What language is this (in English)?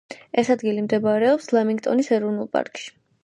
Georgian